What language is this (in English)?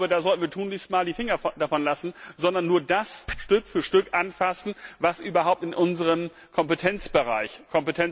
German